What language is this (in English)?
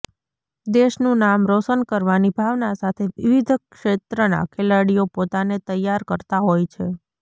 Gujarati